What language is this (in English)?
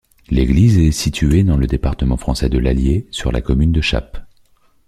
French